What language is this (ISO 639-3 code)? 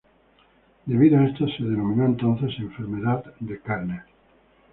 spa